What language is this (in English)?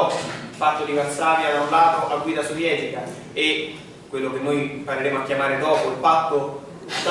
Italian